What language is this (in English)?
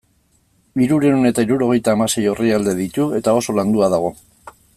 Basque